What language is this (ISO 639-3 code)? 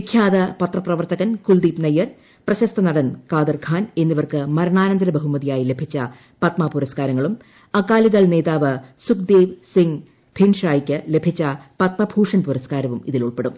mal